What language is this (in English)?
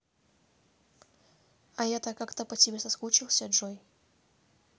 Russian